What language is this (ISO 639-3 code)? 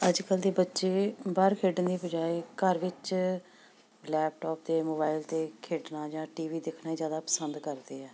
pan